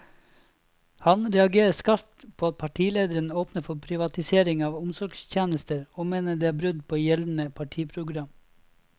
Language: Norwegian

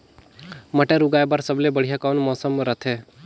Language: Chhattisgarhi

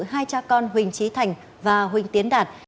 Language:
Vietnamese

